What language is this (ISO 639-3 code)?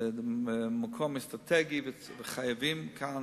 heb